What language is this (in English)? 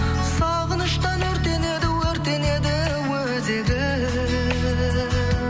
Kazakh